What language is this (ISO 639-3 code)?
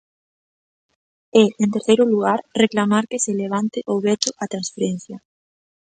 glg